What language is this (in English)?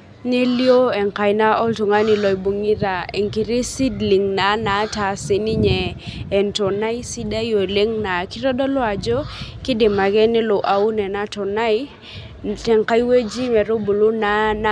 Masai